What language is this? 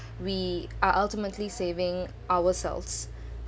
English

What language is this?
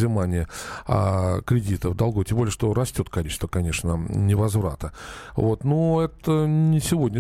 Russian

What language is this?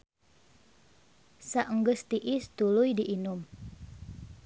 Sundanese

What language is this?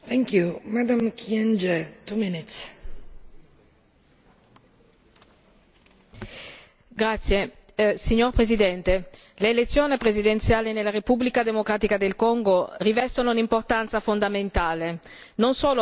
Italian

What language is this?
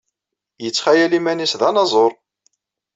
Kabyle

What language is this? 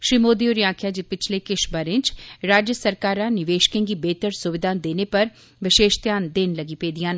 Dogri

